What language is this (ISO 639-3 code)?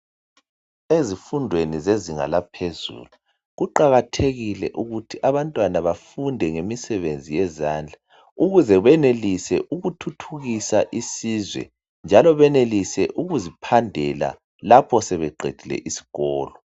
nde